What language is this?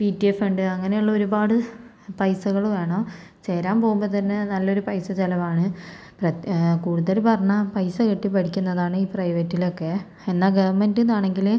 Malayalam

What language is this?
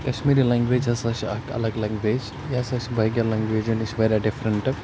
Kashmiri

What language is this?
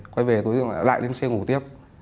Vietnamese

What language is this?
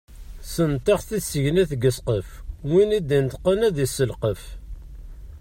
Kabyle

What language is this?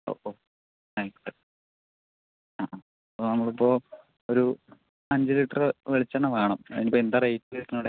Malayalam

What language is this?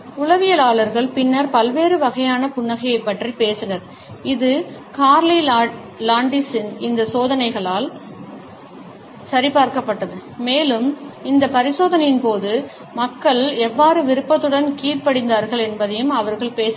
Tamil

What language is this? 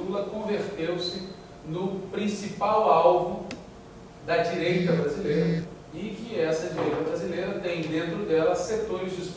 Portuguese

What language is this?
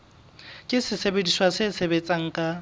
Southern Sotho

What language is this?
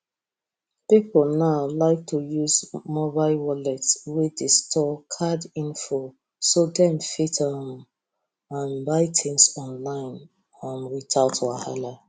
Nigerian Pidgin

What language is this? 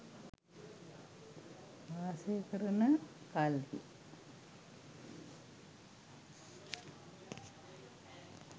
Sinhala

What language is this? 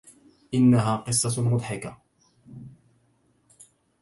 Arabic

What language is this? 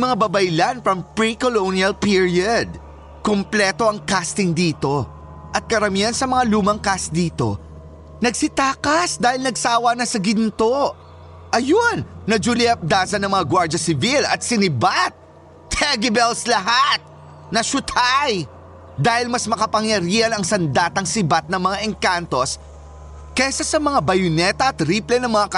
Filipino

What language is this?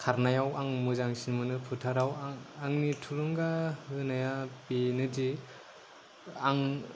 Bodo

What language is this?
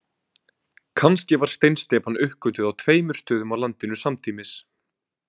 Icelandic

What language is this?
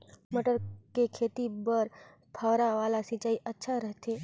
Chhattisgarhi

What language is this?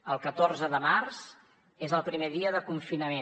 Catalan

